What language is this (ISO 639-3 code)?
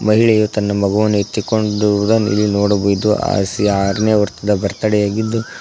kan